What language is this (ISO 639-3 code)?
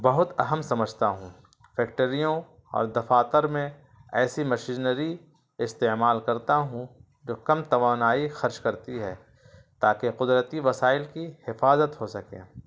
urd